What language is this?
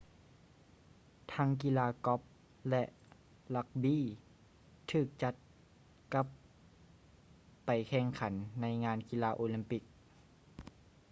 Lao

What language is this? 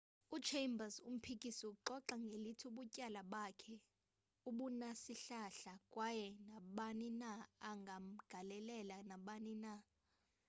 Xhosa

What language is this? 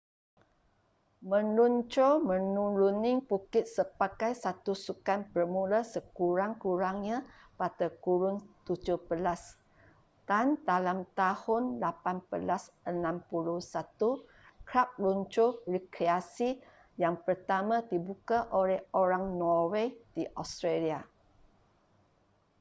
Malay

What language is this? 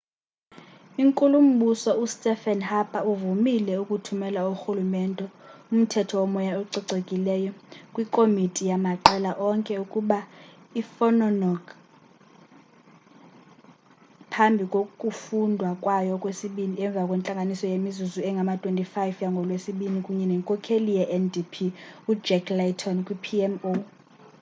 Xhosa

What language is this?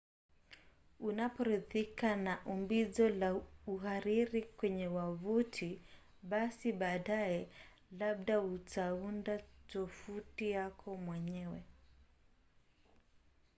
Swahili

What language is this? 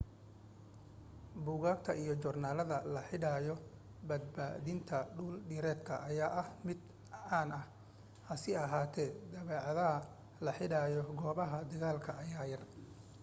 Somali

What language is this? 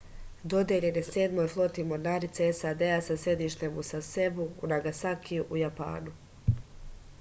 Serbian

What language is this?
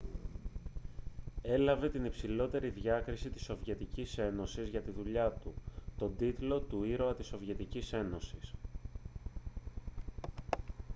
Greek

